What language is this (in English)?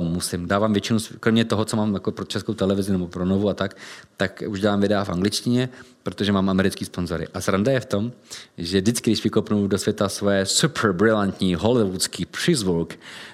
Czech